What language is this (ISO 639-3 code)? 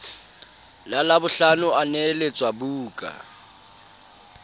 sot